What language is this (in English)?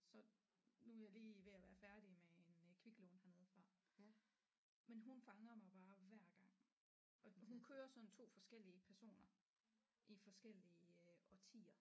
Danish